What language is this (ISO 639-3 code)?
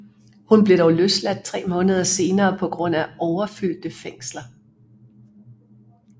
dan